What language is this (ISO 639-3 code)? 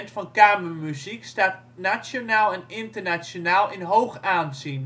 nld